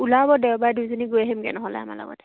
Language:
Assamese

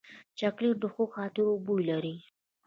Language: Pashto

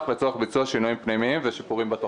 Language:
Hebrew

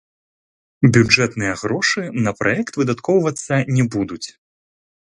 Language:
Belarusian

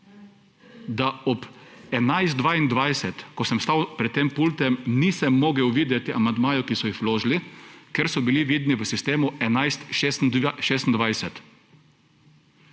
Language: Slovenian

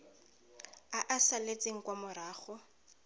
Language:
Tswana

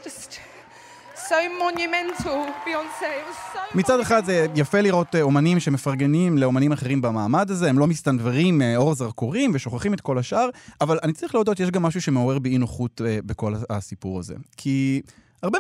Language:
Hebrew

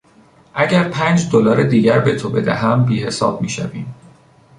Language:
Persian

